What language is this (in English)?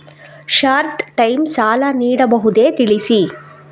Kannada